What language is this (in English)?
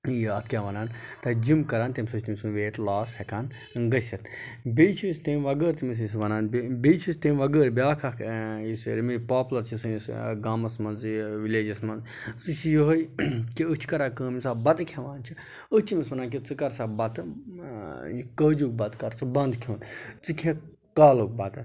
Kashmiri